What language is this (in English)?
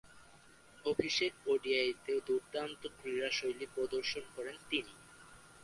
Bangla